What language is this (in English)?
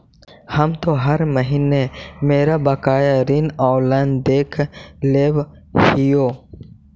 Magahi